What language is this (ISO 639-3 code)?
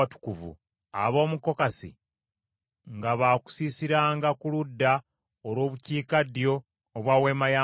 lug